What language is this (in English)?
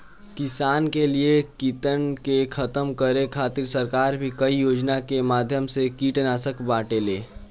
Bhojpuri